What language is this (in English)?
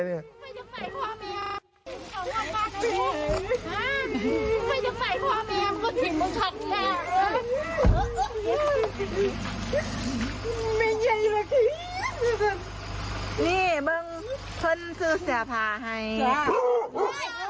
Thai